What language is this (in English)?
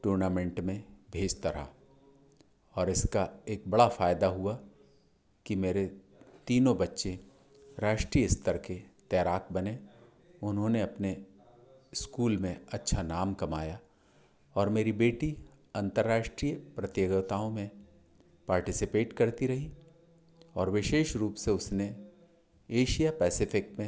Hindi